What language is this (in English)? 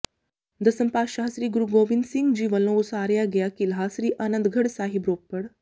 Punjabi